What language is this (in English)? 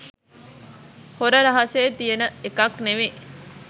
Sinhala